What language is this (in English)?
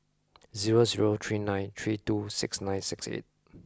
English